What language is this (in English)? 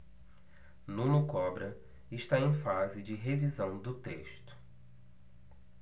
Portuguese